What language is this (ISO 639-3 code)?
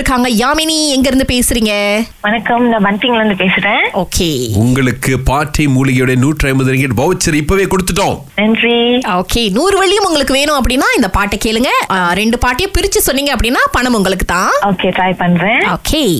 tam